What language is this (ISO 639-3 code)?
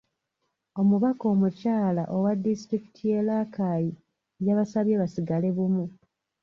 lug